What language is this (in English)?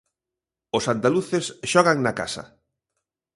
Galician